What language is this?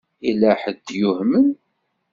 Kabyle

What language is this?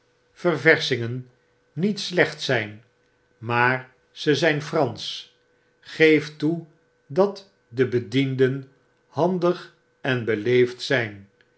Dutch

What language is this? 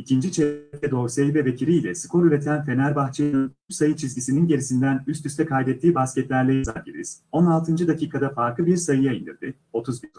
Turkish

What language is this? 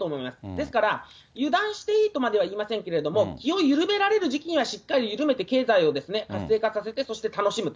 Japanese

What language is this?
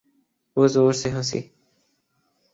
Urdu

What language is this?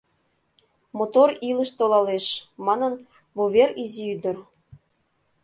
Mari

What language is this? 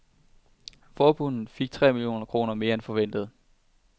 Danish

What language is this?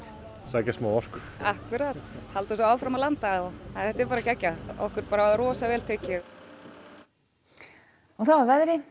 Icelandic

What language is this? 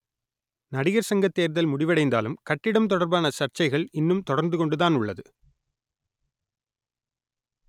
Tamil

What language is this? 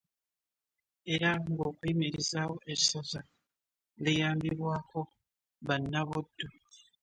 Ganda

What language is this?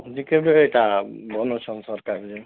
Odia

